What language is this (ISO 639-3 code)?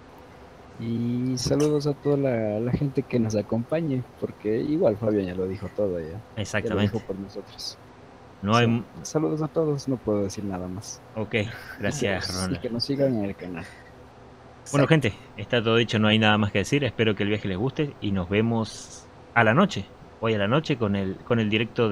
spa